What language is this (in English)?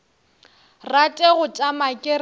Northern Sotho